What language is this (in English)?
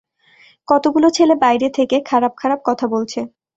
Bangla